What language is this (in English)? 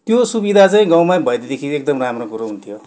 Nepali